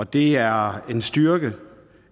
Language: Danish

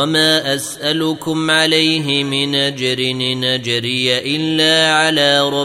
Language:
Arabic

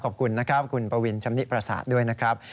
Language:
Thai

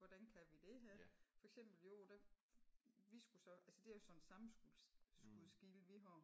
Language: Danish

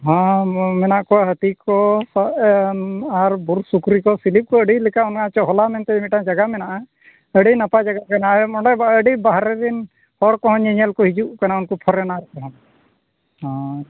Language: Santali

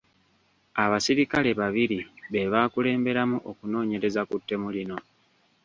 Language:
Ganda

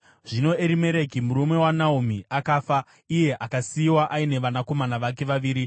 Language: Shona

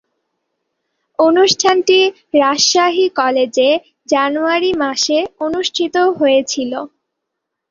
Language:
Bangla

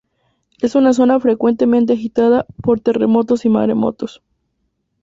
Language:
Spanish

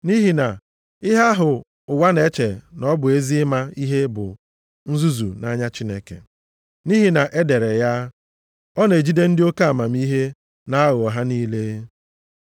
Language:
Igbo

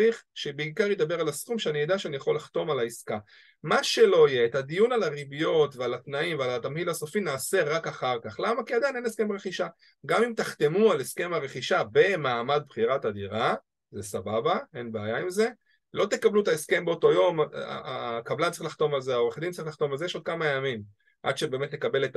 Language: Hebrew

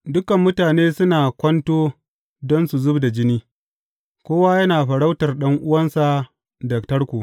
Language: Hausa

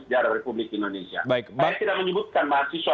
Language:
Indonesian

